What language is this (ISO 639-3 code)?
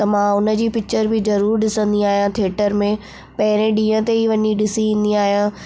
snd